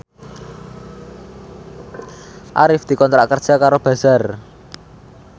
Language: Javanese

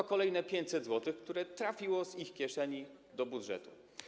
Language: Polish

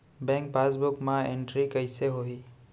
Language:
Chhattisgarhi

